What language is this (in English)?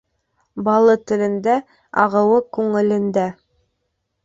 Bashkir